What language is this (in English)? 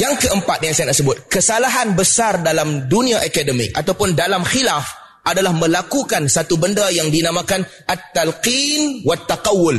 Malay